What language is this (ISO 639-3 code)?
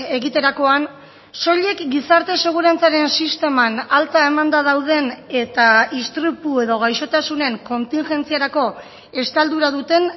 eus